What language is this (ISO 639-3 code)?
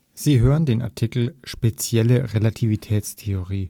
deu